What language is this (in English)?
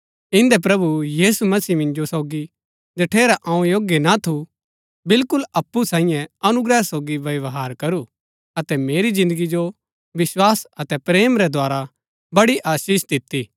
Gaddi